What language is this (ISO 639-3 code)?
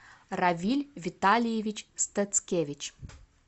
rus